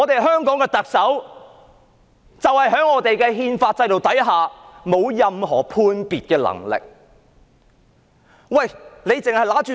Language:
Cantonese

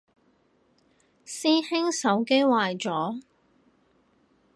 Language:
Cantonese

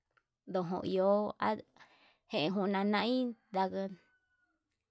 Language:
Yutanduchi Mixtec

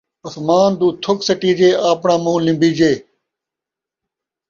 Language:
Saraiki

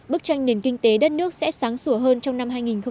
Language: Vietnamese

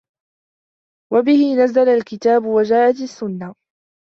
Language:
Arabic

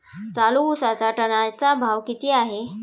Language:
Marathi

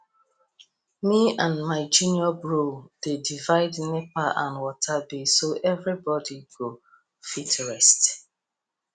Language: Nigerian Pidgin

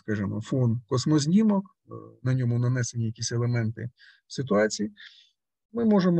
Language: Russian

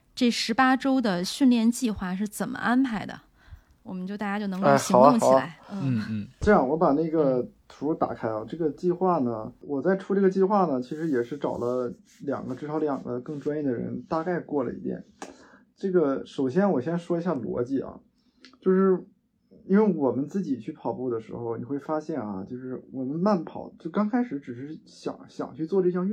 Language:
Chinese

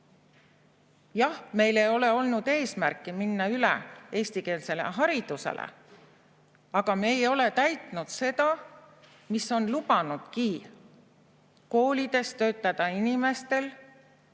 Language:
Estonian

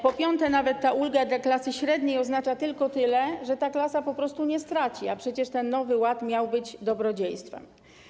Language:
Polish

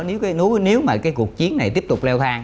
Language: Vietnamese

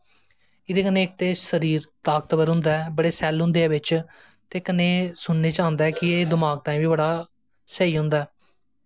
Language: Dogri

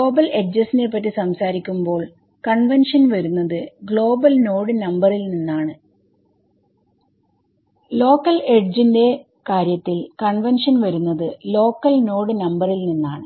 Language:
Malayalam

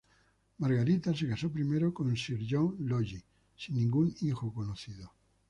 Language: Spanish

